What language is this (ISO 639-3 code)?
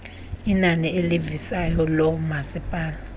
xho